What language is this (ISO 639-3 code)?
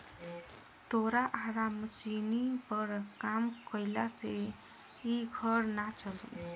bho